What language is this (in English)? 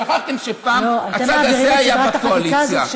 Hebrew